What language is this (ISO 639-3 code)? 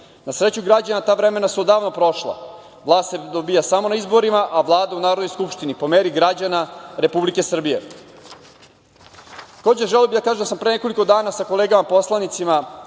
srp